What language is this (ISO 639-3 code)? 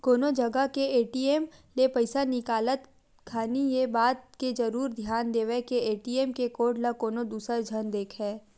hne